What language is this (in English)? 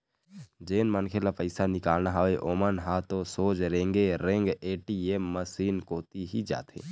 Chhattisgarhi